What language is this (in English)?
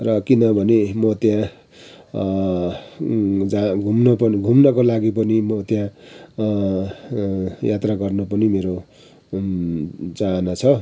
Nepali